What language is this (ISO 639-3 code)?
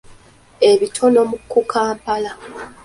lug